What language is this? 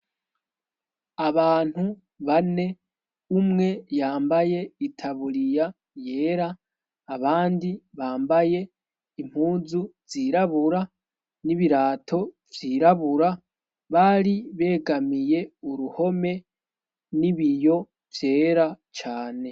Rundi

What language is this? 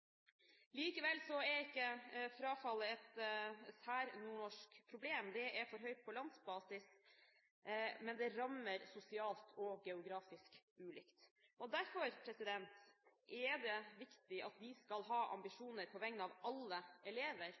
Norwegian Bokmål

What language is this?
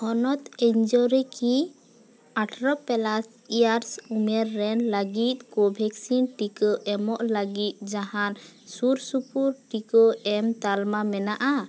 Santali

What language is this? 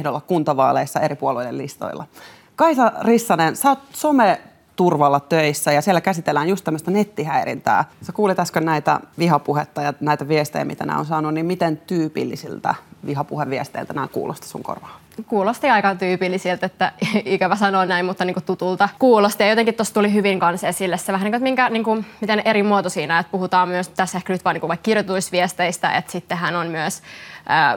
Finnish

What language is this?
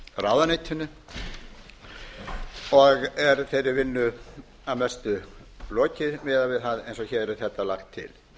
Icelandic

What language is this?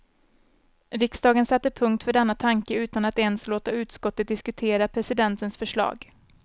Swedish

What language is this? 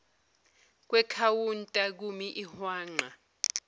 Zulu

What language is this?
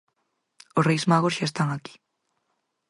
Galician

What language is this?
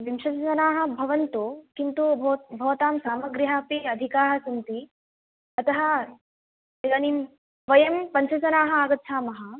Sanskrit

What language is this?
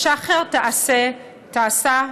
Hebrew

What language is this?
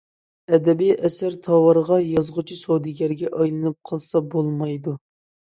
Uyghur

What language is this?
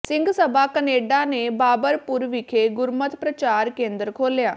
Punjabi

